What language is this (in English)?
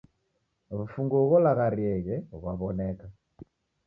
Taita